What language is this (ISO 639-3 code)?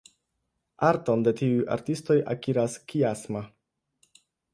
epo